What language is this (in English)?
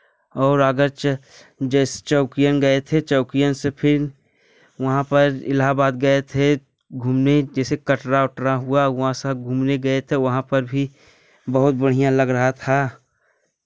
Hindi